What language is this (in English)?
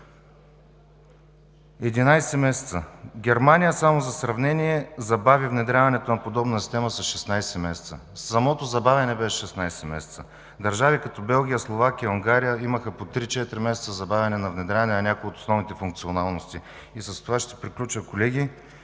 Bulgarian